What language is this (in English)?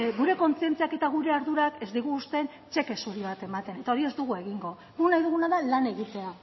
Basque